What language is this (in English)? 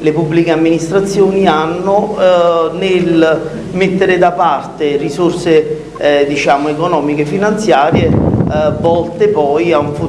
Italian